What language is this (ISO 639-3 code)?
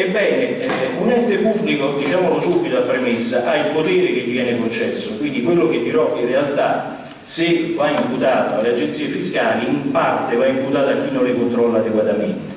ita